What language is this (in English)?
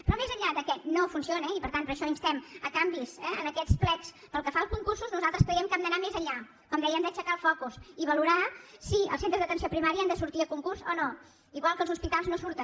Catalan